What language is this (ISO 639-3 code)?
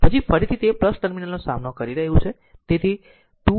guj